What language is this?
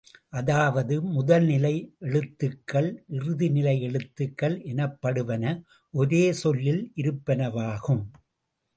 Tamil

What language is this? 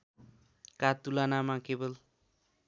Nepali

